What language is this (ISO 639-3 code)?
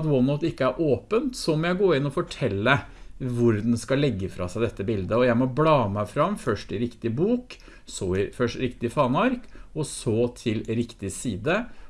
nor